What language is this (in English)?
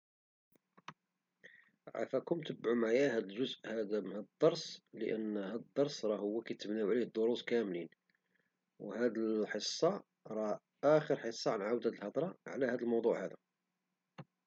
Moroccan Arabic